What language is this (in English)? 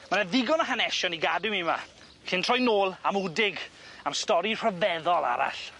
Welsh